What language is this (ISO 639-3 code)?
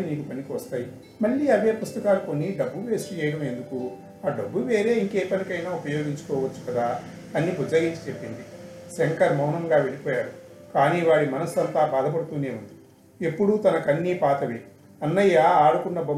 tel